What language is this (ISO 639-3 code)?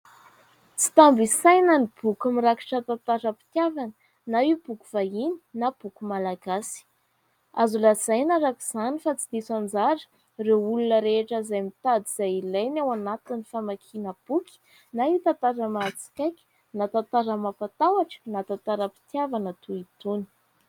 mlg